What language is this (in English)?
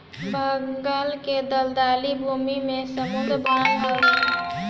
Bhojpuri